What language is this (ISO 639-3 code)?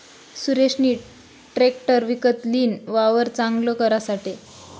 mar